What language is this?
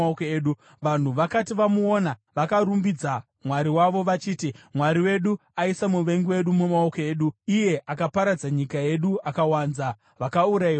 Shona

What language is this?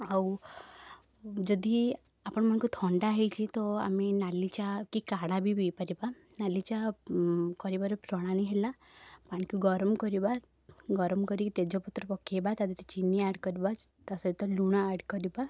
Odia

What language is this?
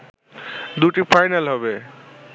Bangla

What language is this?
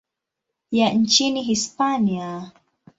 Swahili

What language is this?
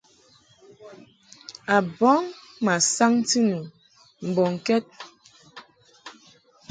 Mungaka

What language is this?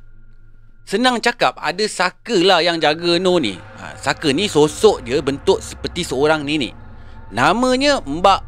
Malay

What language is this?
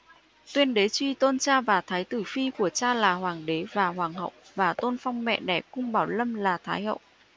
Vietnamese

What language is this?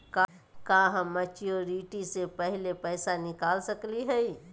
Magahi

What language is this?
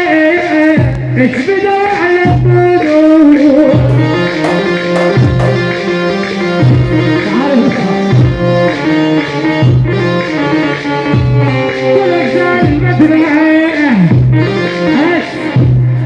Arabic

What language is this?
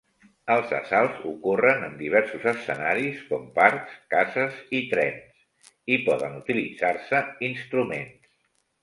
Catalan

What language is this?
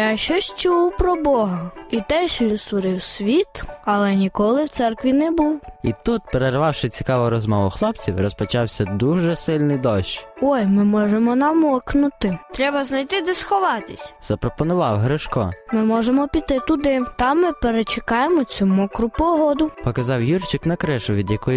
Ukrainian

